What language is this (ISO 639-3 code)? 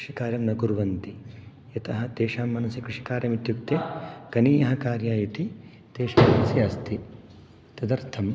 san